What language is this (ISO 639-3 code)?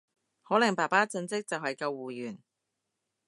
yue